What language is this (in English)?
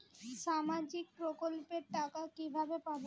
Bangla